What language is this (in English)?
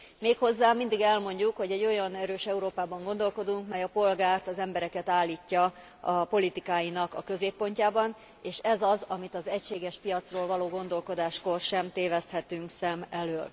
Hungarian